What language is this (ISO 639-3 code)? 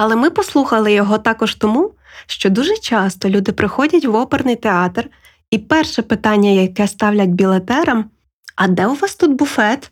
ukr